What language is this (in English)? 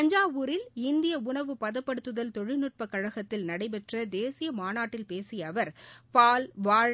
Tamil